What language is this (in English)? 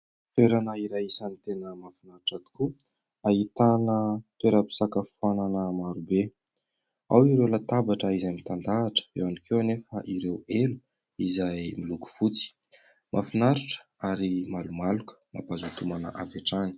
Malagasy